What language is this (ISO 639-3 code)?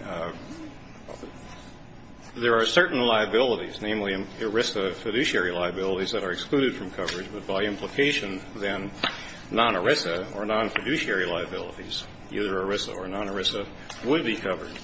eng